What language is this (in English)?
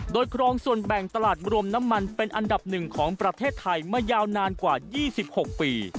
Thai